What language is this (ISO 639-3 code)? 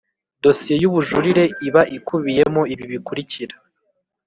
kin